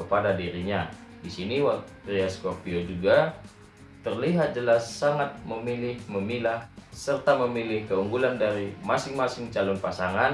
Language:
Indonesian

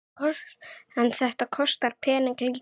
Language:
Icelandic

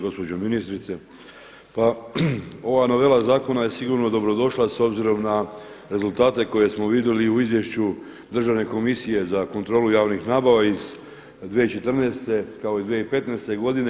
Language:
Croatian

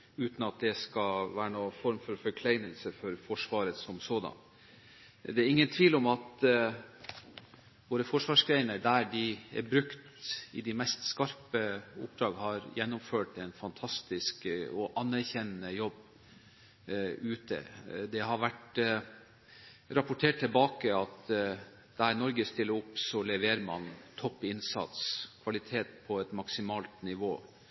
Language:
Norwegian Bokmål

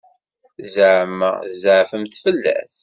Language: Kabyle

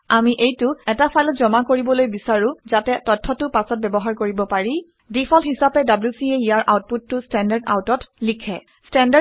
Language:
Assamese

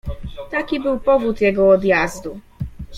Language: Polish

